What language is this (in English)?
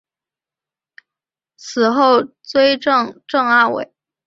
Chinese